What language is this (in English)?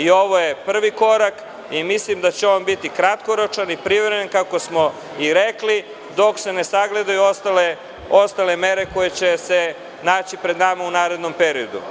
Serbian